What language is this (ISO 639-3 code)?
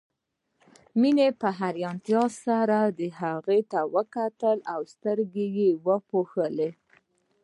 pus